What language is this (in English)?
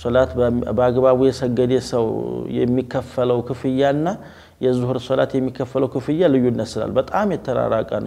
Arabic